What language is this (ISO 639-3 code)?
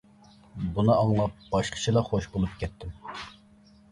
uig